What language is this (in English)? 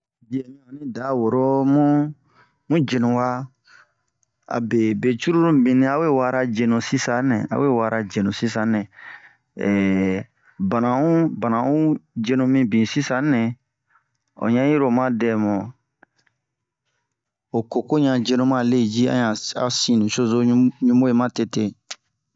Bomu